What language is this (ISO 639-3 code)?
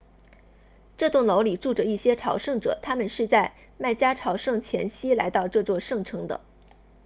zho